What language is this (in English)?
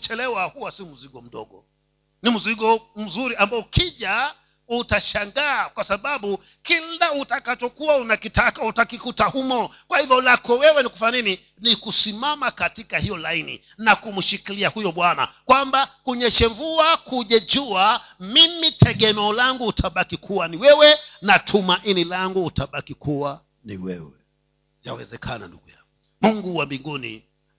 Swahili